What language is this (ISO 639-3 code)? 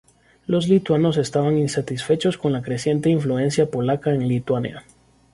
spa